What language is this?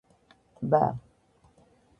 Georgian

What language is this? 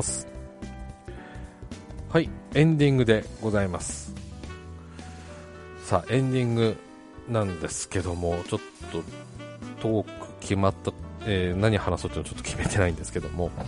Japanese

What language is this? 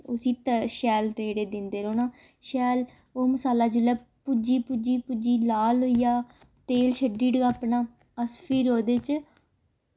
Dogri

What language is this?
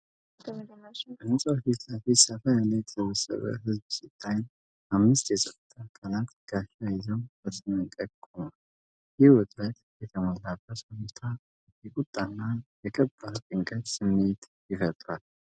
Amharic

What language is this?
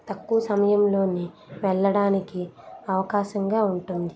Telugu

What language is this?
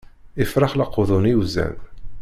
Kabyle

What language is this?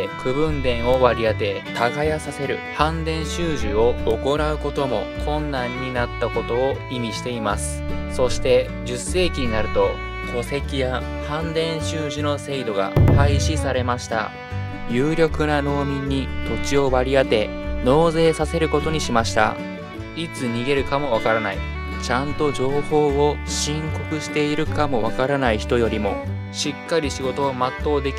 Japanese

